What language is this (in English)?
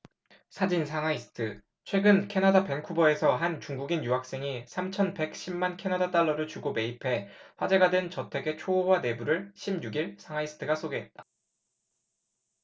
Korean